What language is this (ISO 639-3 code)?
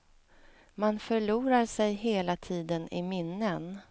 swe